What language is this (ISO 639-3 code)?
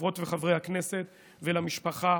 heb